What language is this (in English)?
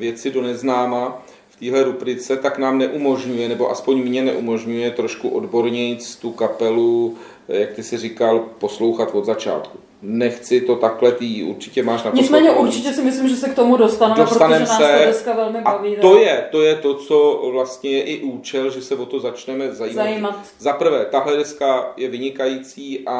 Czech